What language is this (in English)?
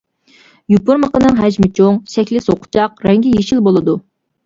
Uyghur